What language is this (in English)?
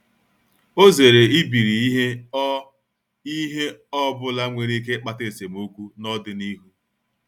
Igbo